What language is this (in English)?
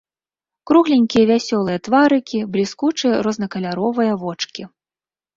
Belarusian